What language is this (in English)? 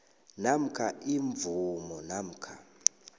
South Ndebele